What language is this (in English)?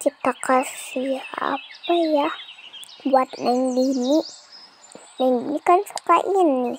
Indonesian